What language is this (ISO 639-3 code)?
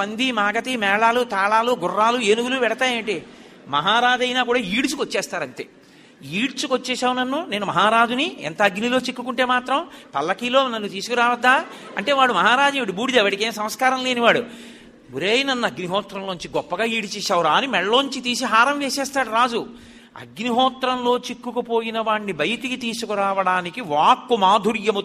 tel